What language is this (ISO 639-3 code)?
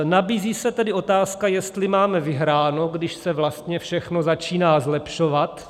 ces